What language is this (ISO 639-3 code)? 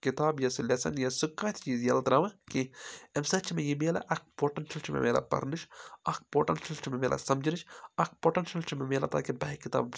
kas